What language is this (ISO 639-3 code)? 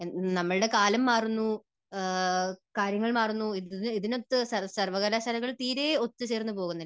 mal